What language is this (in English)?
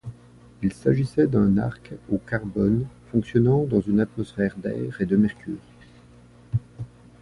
French